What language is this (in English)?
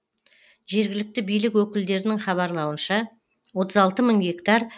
Kazakh